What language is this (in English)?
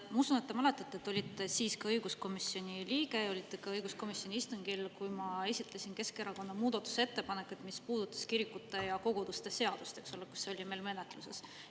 Estonian